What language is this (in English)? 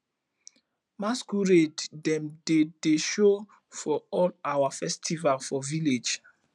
Nigerian Pidgin